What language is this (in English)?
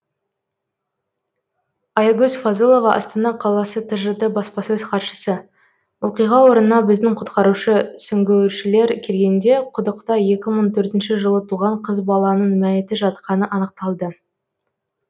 Kazakh